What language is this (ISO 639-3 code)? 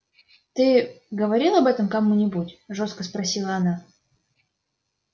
rus